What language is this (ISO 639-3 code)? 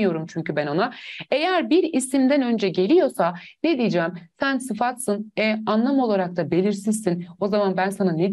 tur